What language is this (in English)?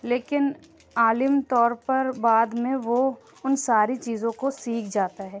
Urdu